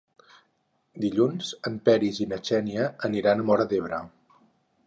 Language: Catalan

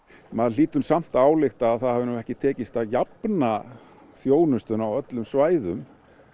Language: Icelandic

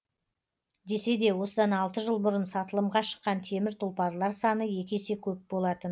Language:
Kazakh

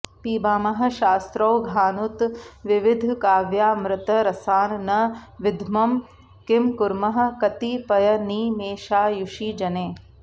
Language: Sanskrit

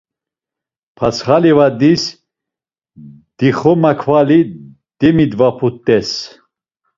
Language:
Laz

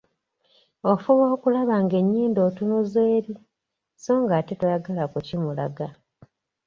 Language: Ganda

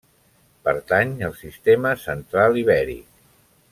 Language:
Catalan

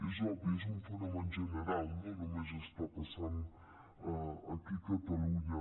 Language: Catalan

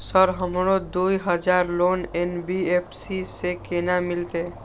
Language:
Maithili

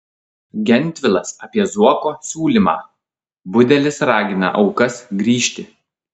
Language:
Lithuanian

